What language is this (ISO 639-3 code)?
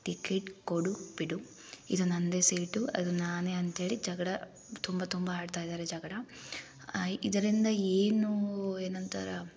kan